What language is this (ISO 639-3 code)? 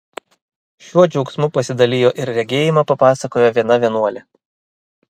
lit